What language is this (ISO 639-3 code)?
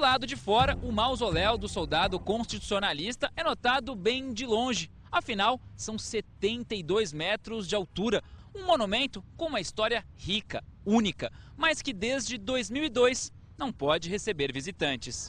por